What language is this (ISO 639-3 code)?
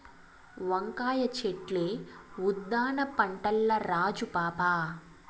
tel